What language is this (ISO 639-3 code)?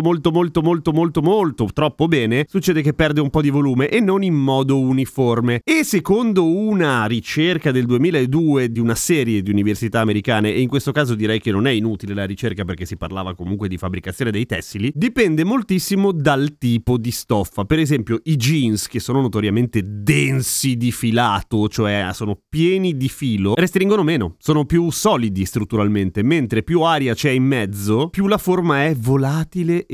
ita